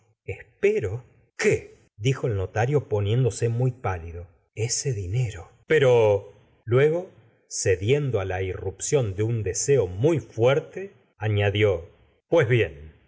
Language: Spanish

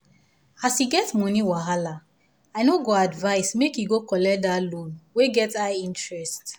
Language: Nigerian Pidgin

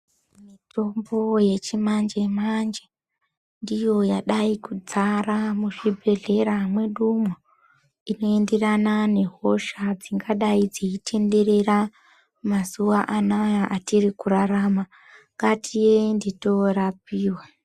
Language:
Ndau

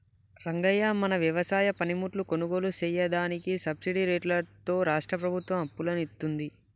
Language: Telugu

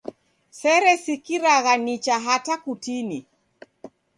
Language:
Taita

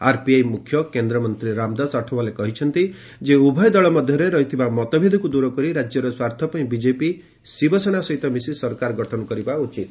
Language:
Odia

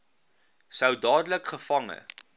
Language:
Afrikaans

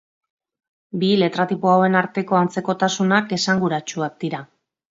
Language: Basque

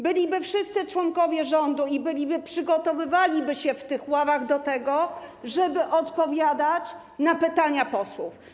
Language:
Polish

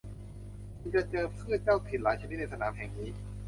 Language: Thai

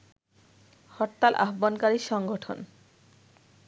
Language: Bangla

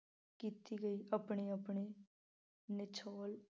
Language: Punjabi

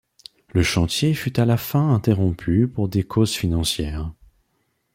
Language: French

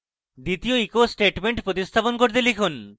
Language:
Bangla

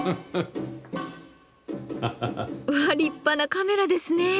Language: Japanese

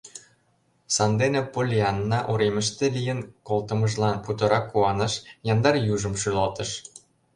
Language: Mari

